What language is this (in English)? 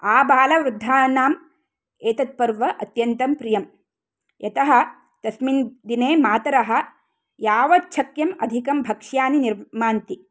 Sanskrit